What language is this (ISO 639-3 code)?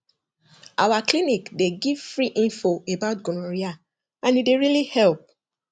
pcm